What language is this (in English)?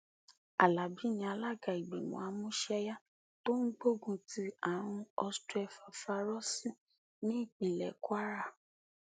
Yoruba